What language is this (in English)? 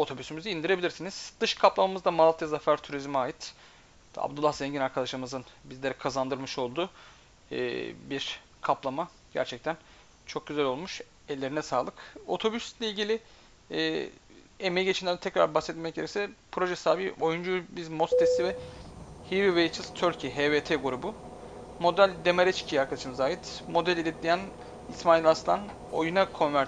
Turkish